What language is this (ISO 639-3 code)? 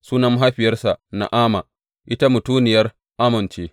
hau